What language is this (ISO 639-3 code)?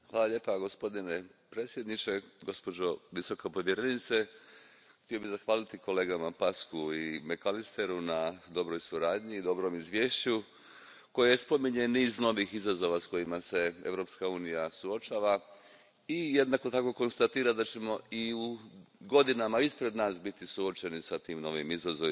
hrv